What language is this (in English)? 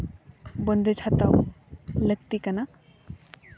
Santali